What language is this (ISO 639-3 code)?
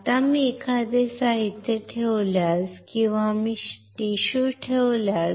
mar